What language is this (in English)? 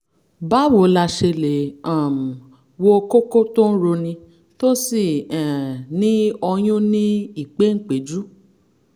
Yoruba